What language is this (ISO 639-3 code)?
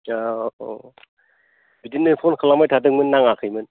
brx